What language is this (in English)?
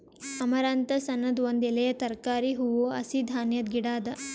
Kannada